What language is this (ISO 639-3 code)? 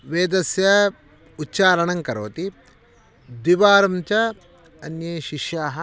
san